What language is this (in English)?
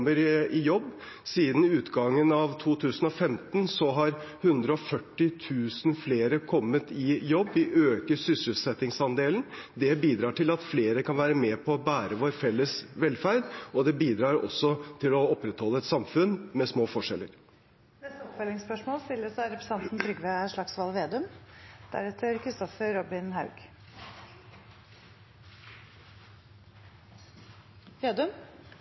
Norwegian